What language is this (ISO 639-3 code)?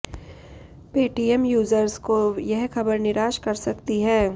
hin